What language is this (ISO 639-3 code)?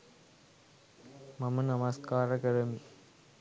sin